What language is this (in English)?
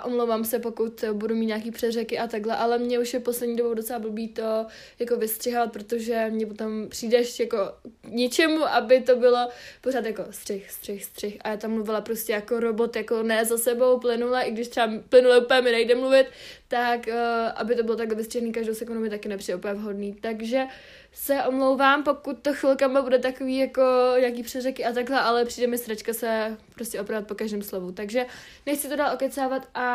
Czech